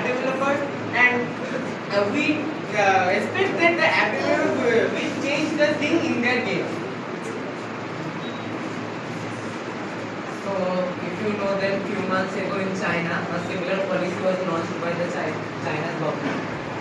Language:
English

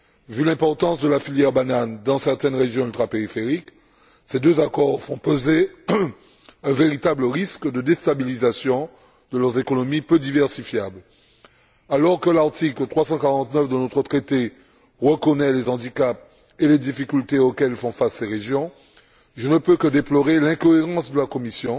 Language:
French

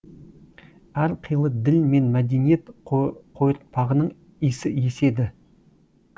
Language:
Kazakh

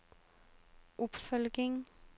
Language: Norwegian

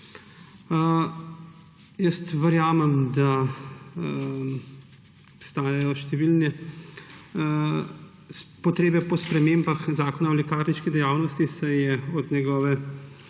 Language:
Slovenian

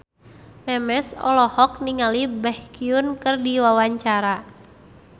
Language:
Sundanese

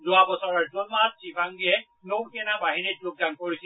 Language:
Assamese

